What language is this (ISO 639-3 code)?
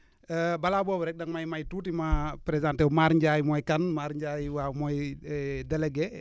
wol